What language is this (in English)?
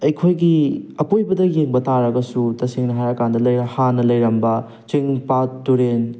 Manipuri